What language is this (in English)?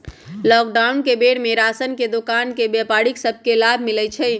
Magahi